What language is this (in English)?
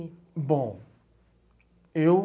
Portuguese